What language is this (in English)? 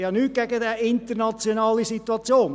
Swiss German